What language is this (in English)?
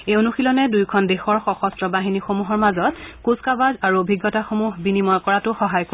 Assamese